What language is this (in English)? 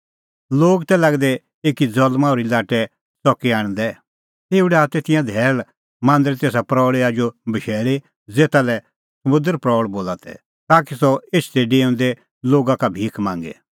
Kullu Pahari